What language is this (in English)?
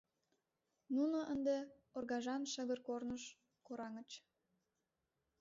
Mari